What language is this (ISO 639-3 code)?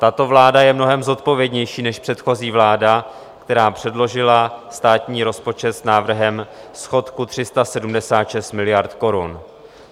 ces